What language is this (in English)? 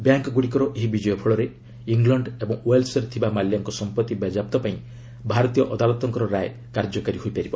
Odia